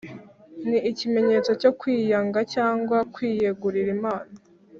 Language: Kinyarwanda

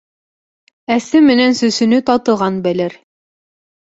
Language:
Bashkir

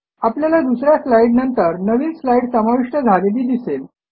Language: Marathi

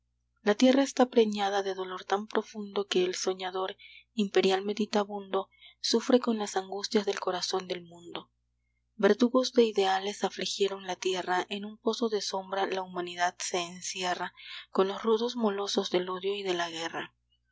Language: Spanish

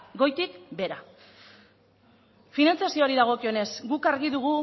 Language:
Basque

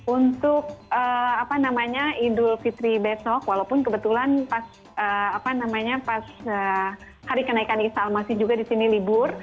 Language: Indonesian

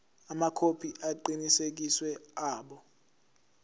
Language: Zulu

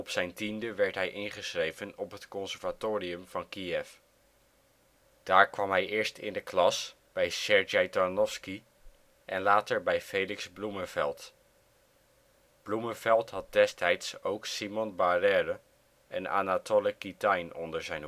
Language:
Dutch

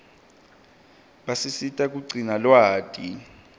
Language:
Swati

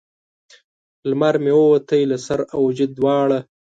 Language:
Pashto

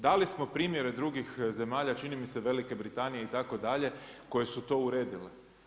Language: Croatian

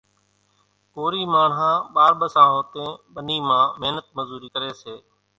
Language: Kachi Koli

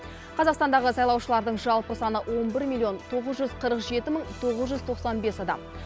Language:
Kazakh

